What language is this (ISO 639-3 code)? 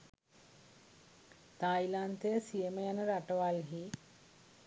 sin